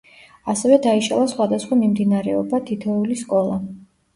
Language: Georgian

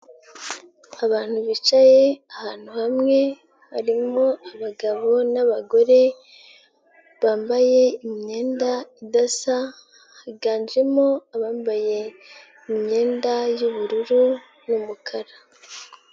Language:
Kinyarwanda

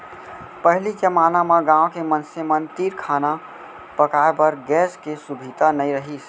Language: Chhattisgarhi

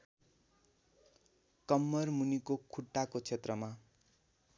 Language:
Nepali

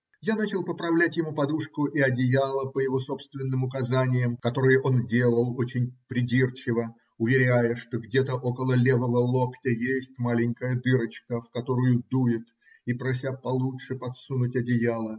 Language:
Russian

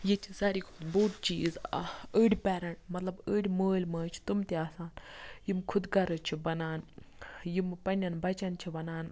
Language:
Kashmiri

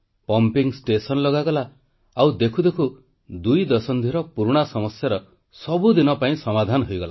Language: Odia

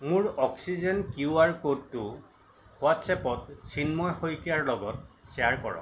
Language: Assamese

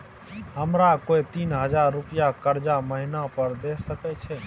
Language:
Maithili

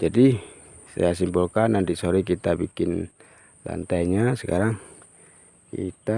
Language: Indonesian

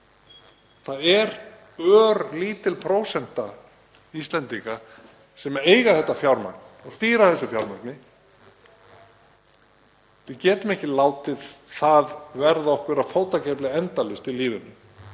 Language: Icelandic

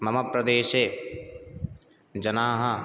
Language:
Sanskrit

